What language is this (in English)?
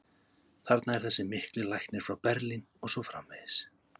Icelandic